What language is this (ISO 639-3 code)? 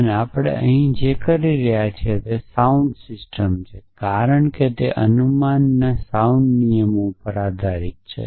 guj